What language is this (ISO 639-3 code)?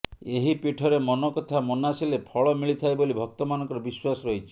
ori